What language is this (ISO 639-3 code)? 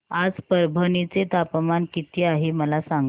mar